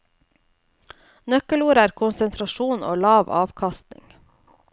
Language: Norwegian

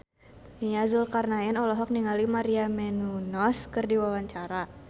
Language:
Sundanese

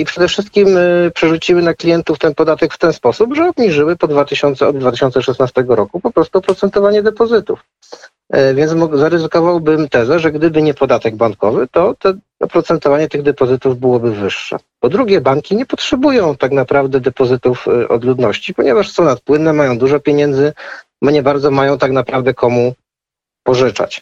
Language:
Polish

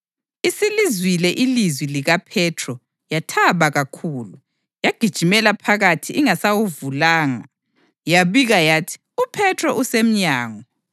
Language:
North Ndebele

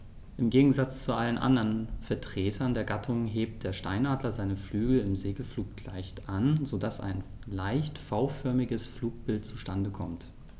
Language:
German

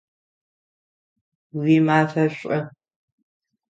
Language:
Adyghe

